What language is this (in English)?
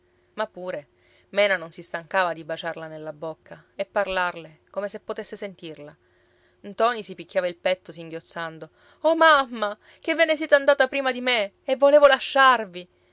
Italian